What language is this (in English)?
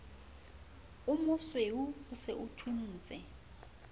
Southern Sotho